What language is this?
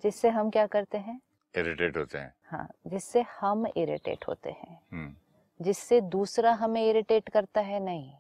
Hindi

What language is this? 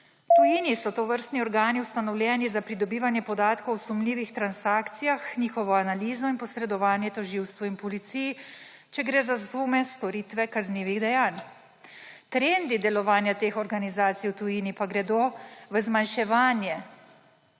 Slovenian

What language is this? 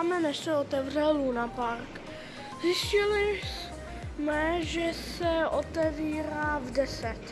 Czech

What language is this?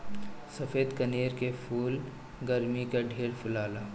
Bhojpuri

